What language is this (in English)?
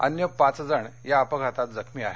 Marathi